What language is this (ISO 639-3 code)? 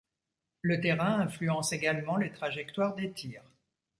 fra